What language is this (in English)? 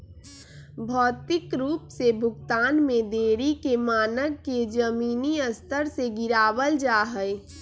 Magahi